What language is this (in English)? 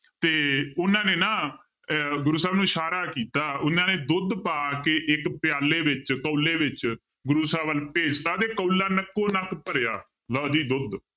Punjabi